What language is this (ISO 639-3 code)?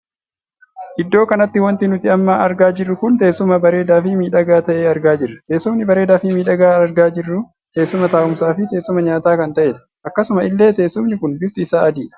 orm